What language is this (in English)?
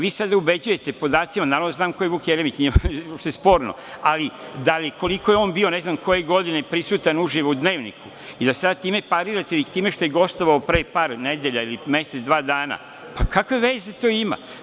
Serbian